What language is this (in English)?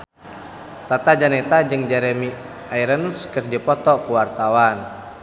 Sundanese